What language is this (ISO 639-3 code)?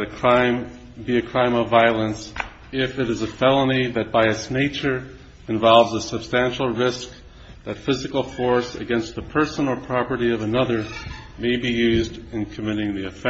eng